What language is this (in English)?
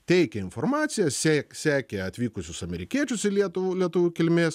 Lithuanian